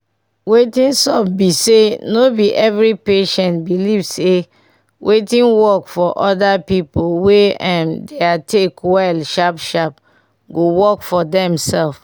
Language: Nigerian Pidgin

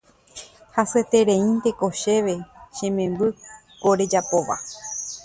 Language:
Guarani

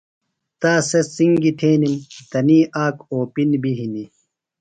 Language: Phalura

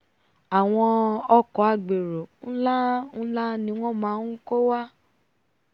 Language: Yoruba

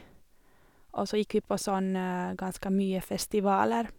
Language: Norwegian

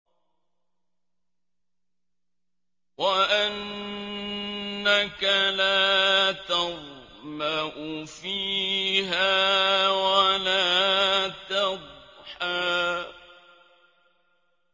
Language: Arabic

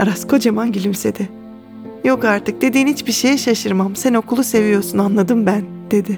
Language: Turkish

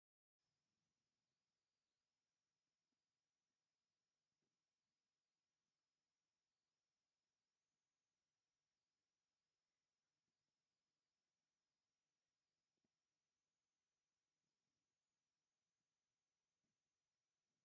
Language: Tigrinya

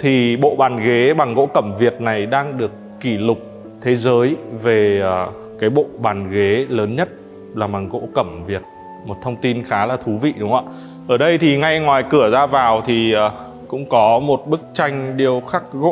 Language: Vietnamese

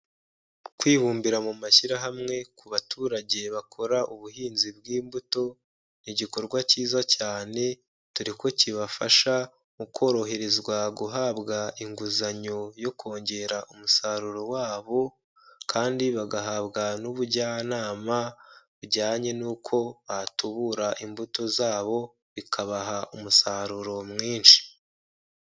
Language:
Kinyarwanda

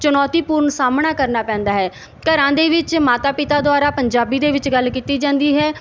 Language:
Punjabi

